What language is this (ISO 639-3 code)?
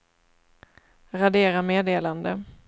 swe